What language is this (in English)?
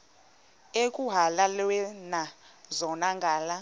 Xhosa